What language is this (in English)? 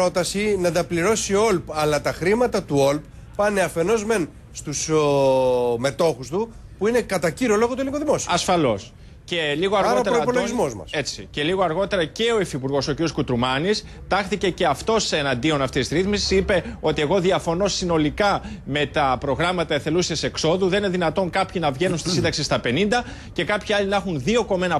Greek